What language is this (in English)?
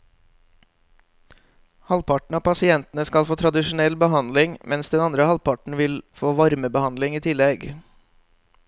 Norwegian